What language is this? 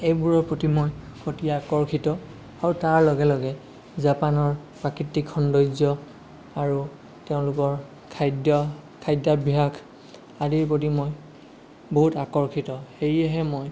Assamese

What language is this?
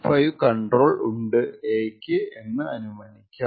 Malayalam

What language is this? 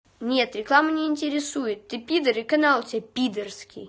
Russian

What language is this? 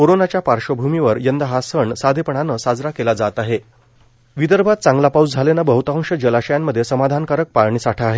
Marathi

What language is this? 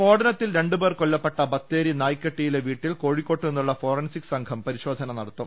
Malayalam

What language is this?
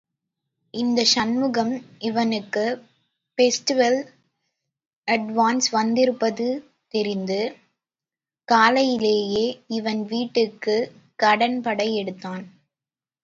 Tamil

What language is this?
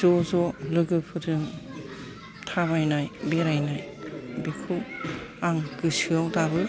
Bodo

